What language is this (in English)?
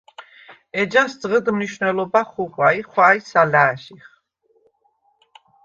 Svan